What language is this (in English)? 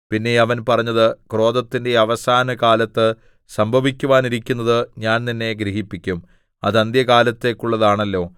Malayalam